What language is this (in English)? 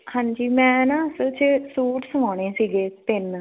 Punjabi